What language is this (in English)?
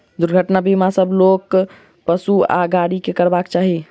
Maithili